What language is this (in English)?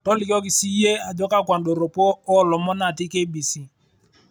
Masai